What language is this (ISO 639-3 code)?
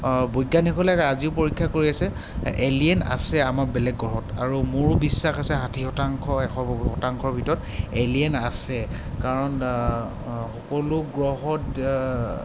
asm